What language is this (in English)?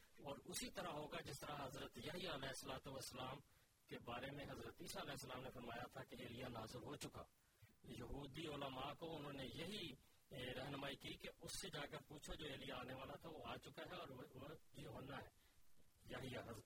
Urdu